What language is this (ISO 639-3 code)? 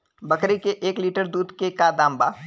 bho